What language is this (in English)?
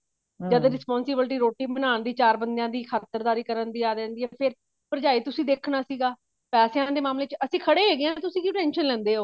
Punjabi